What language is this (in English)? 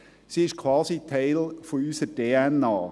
Swiss German